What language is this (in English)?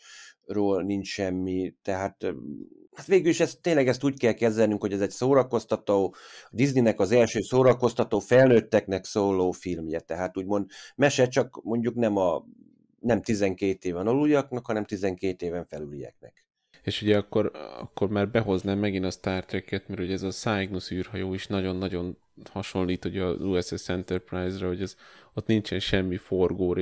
Hungarian